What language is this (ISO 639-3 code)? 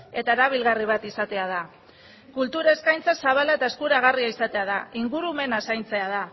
eus